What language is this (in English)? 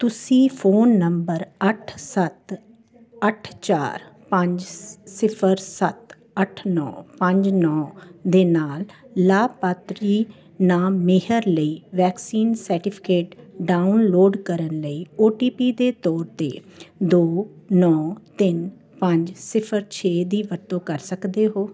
Punjabi